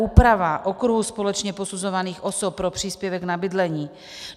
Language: Czech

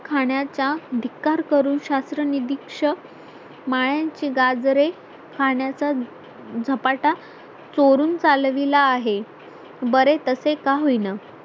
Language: Marathi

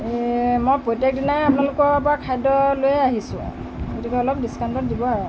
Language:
Assamese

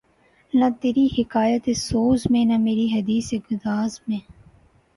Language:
Urdu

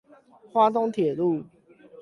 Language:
Chinese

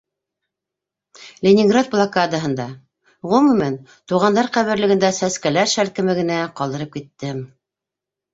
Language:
Bashkir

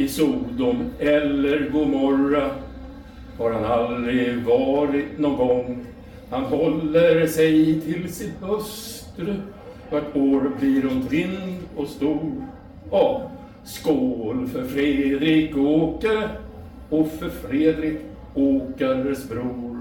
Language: Swedish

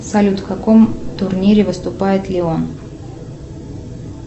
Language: Russian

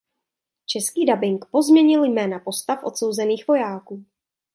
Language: Czech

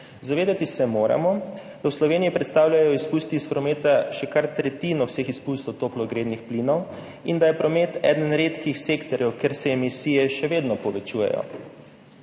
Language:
Slovenian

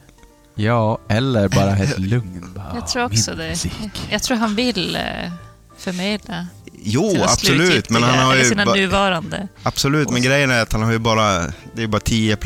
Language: Swedish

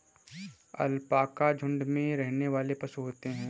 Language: Hindi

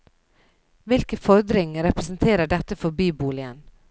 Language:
Norwegian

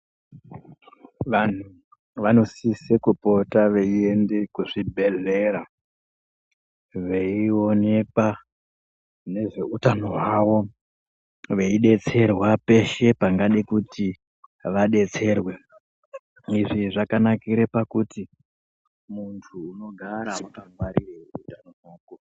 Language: Ndau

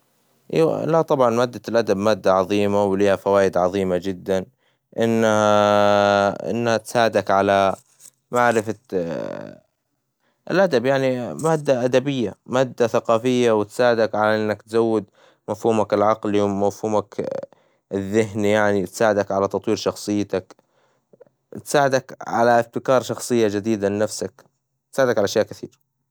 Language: Hijazi Arabic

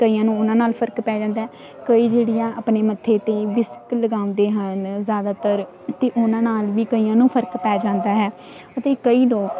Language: Punjabi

